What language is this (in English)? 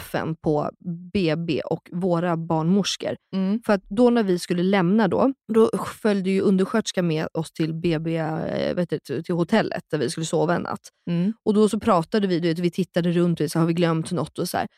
Swedish